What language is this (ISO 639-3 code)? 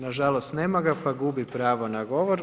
hrv